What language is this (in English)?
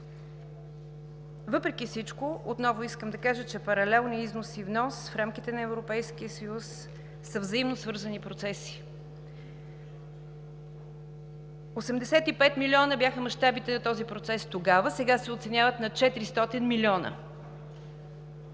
Bulgarian